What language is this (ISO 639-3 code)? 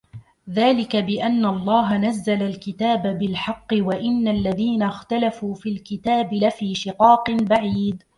ara